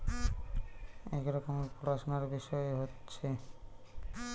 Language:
Bangla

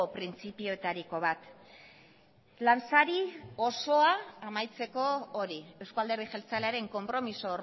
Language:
Basque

